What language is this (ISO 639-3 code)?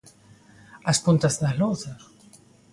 glg